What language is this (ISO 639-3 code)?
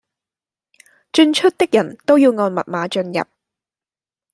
yue